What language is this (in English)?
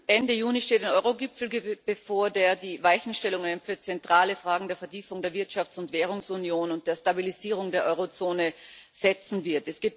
German